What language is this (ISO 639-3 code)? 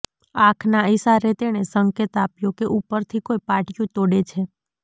guj